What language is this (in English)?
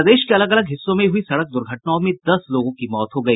Hindi